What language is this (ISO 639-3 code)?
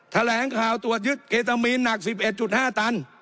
tha